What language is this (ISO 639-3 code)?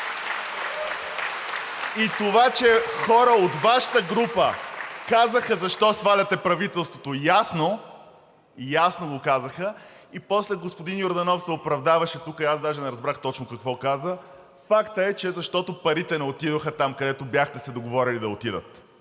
bul